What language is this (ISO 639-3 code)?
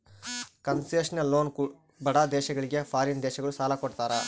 kan